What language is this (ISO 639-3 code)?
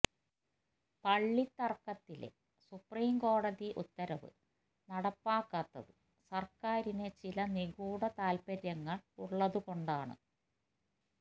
mal